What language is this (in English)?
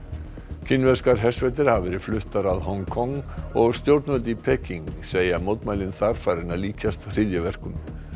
Icelandic